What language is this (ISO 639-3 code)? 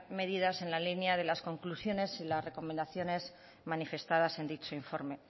spa